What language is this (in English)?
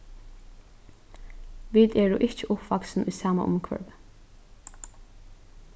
Faroese